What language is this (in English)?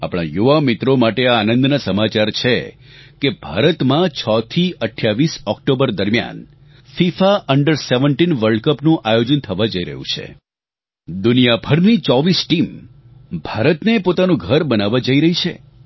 Gujarati